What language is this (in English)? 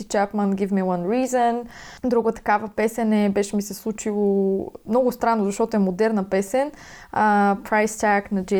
Bulgarian